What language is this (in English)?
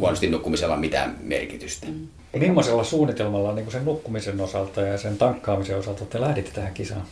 Finnish